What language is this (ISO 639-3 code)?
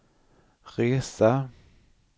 swe